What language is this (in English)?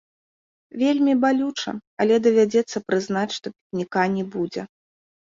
Belarusian